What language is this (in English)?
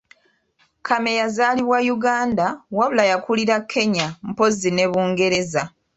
Ganda